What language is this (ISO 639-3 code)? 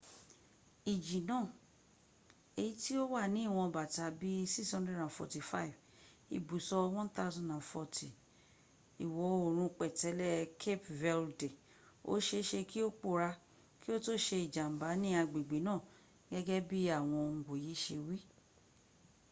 yor